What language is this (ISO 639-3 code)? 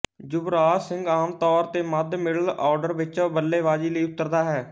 pan